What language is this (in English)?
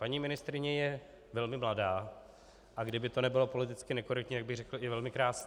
Czech